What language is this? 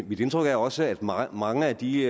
Danish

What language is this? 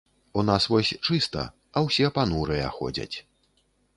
Belarusian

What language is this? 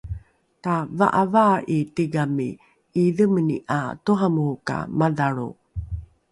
Rukai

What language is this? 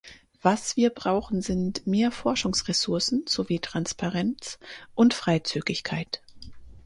German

